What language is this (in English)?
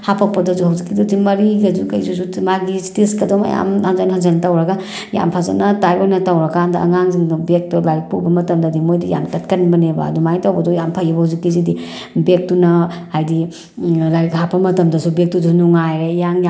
Manipuri